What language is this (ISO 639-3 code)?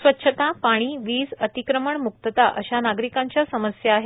mar